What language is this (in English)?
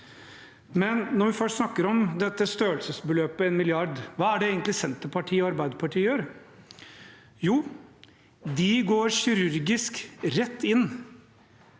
Norwegian